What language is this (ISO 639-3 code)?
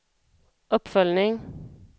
swe